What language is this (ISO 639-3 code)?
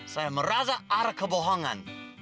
ind